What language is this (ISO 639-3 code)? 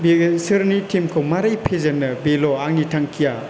brx